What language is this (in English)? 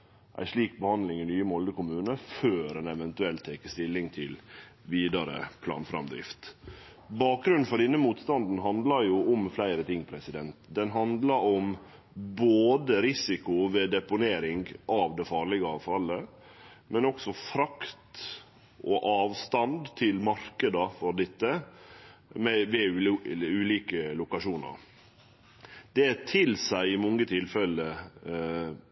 Norwegian Nynorsk